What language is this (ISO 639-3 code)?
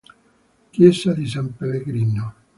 ita